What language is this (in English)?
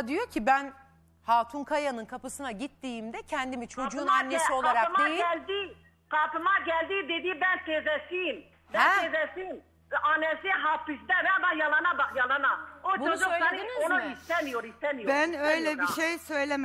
Turkish